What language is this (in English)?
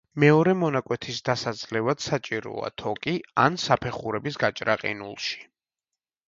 Georgian